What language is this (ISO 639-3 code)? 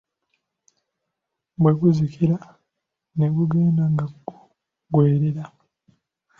lug